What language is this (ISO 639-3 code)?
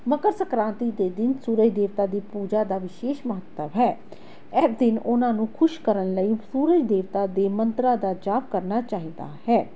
pan